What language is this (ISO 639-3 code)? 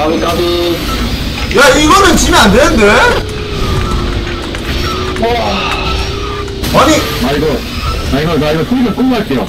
kor